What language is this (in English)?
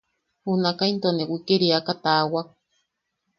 Yaqui